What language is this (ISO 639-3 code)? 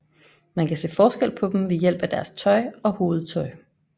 dan